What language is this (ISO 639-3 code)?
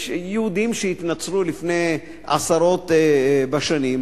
heb